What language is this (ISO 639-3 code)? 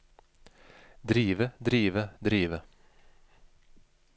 nor